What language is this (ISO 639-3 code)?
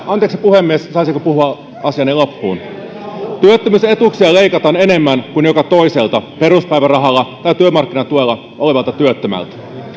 fin